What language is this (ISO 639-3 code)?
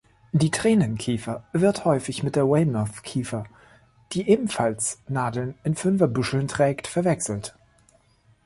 deu